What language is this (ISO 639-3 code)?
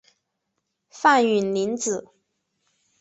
zho